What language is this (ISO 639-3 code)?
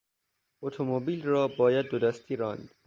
fas